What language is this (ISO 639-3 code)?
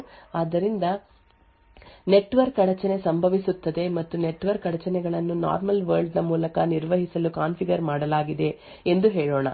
kan